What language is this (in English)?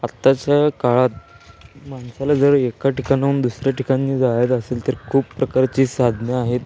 Marathi